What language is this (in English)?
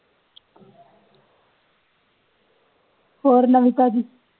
Punjabi